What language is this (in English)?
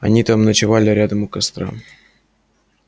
Russian